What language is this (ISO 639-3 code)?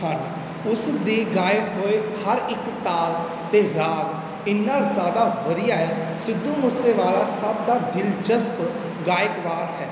pan